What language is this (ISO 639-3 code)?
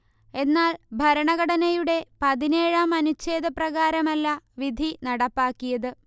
mal